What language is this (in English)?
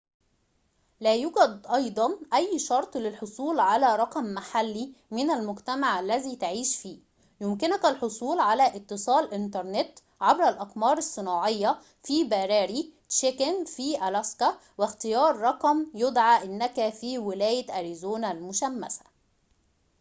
Arabic